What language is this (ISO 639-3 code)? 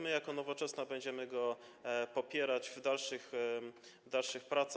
pol